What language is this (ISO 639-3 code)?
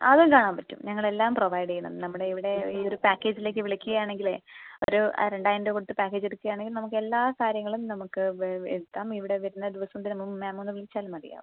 mal